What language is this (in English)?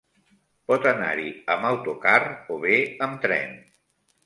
Catalan